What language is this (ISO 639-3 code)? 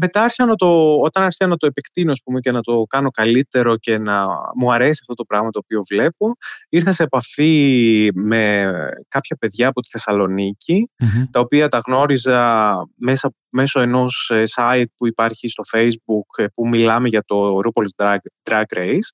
ell